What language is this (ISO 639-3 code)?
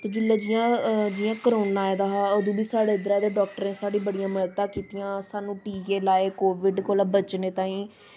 doi